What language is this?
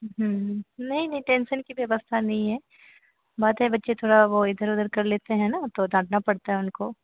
Hindi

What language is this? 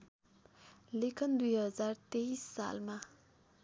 Nepali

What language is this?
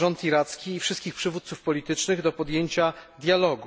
Polish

